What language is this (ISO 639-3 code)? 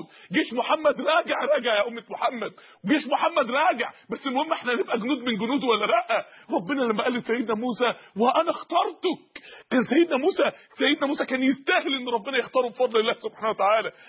ara